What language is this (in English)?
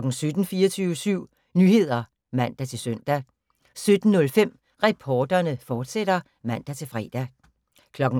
Danish